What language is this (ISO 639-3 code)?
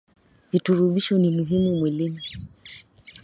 swa